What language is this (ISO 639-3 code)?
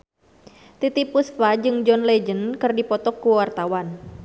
sun